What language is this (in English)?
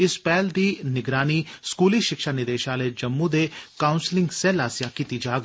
Dogri